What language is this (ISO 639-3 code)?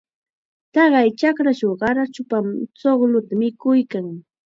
qxa